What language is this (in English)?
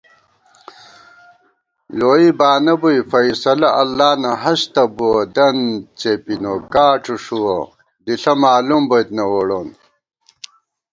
Gawar-Bati